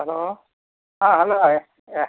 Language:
Kannada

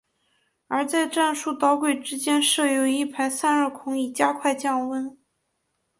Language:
Chinese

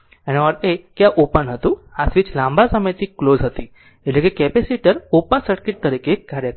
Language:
Gujarati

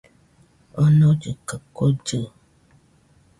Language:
Nüpode Huitoto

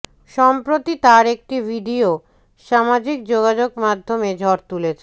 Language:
Bangla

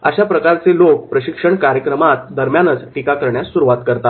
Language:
Marathi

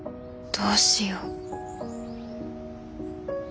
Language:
Japanese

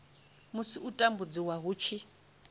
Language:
Venda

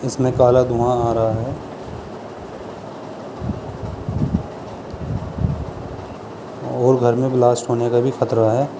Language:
Urdu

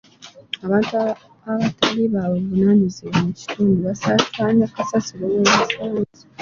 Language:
Ganda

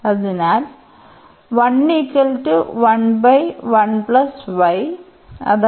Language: Malayalam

